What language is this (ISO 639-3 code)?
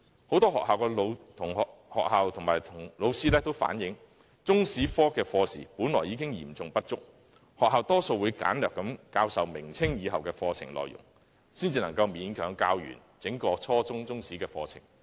yue